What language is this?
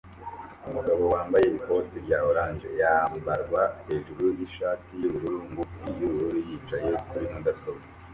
Kinyarwanda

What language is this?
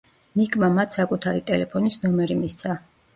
Georgian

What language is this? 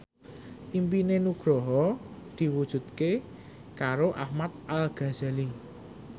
Javanese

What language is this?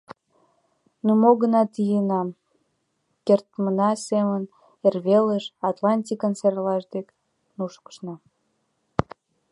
Mari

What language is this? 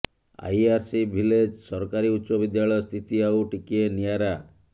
Odia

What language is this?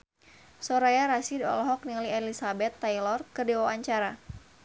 Sundanese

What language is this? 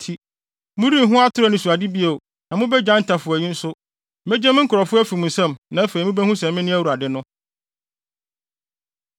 Akan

